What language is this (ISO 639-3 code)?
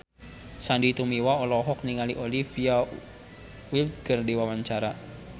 sun